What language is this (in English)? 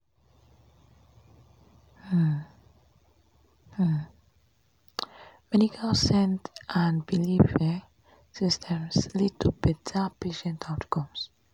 Nigerian Pidgin